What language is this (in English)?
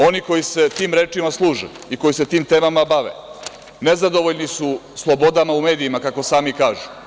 Serbian